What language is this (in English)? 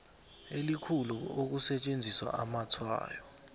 South Ndebele